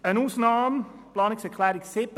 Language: Swiss German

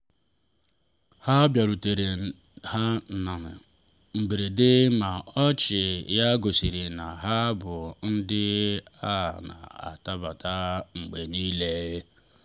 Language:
Igbo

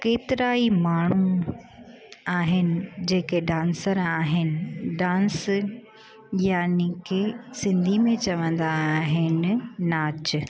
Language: Sindhi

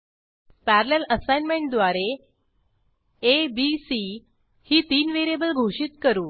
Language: Marathi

